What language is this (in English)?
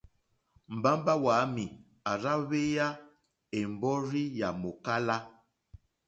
Mokpwe